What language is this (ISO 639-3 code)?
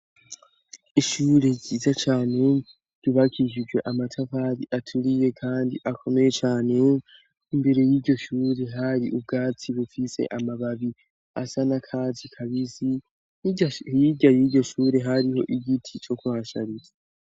run